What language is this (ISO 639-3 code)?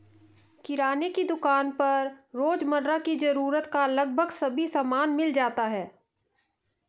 hin